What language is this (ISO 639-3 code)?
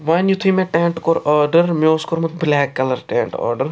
kas